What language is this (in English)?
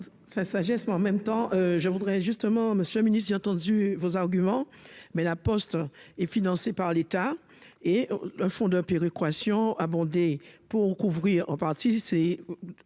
French